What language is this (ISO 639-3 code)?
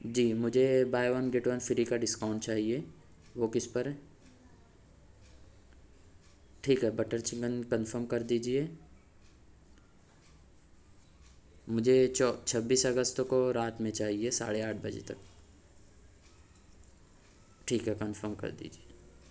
urd